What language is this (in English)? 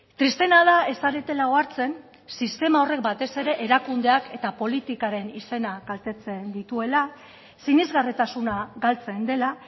Basque